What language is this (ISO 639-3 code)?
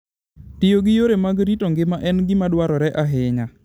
luo